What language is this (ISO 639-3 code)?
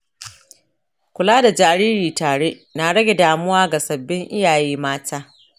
hau